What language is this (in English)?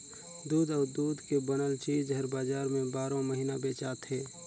Chhattisgarhi